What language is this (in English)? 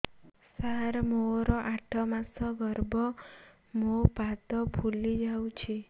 Odia